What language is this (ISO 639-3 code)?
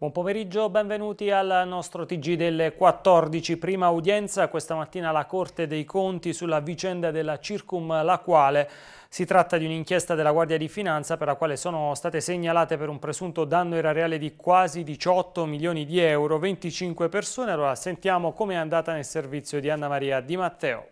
ita